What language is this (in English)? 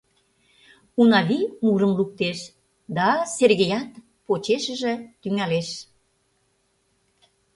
Mari